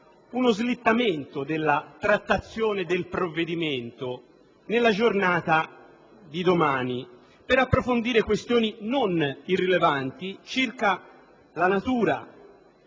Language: Italian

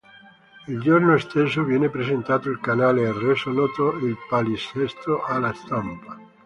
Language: Italian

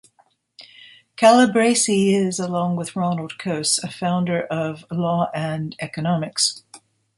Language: English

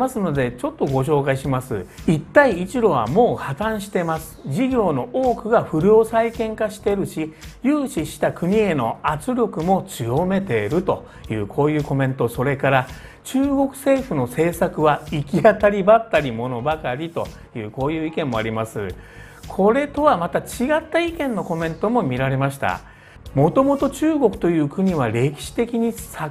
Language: Japanese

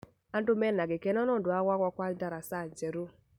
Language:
Kikuyu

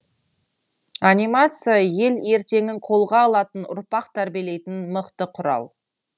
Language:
Kazakh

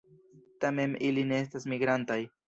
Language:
Esperanto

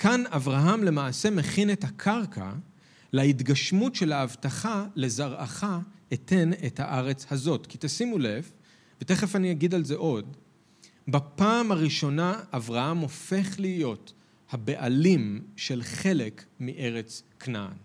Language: Hebrew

